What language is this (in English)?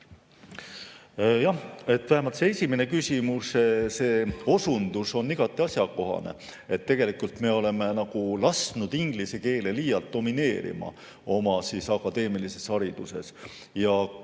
Estonian